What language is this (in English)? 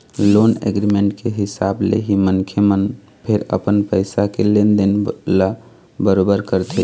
Chhattisgarhi